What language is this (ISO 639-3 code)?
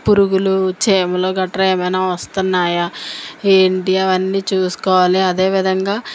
tel